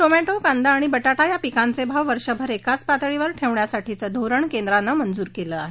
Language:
Marathi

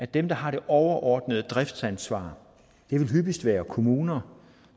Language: Danish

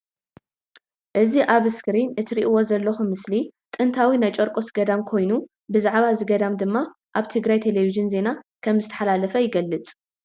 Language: Tigrinya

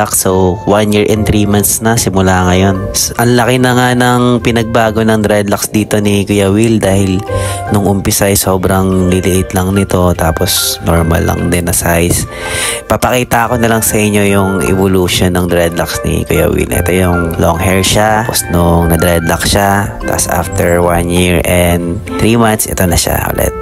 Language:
Filipino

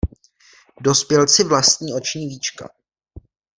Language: Czech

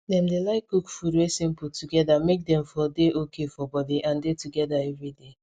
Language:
Nigerian Pidgin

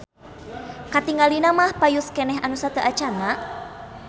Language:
Sundanese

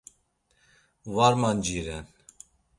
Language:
Laz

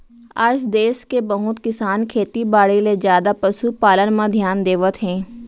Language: Chhattisgarhi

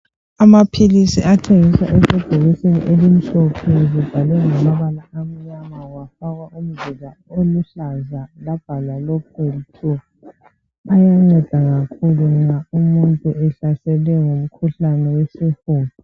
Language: North Ndebele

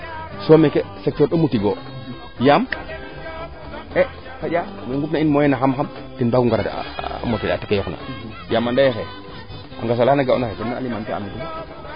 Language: Serer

